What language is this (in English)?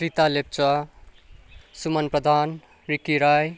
Nepali